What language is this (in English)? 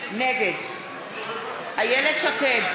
Hebrew